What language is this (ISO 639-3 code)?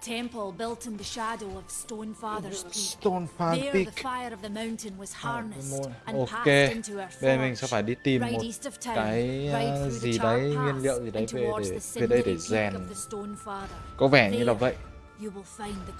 vie